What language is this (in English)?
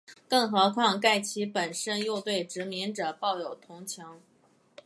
Chinese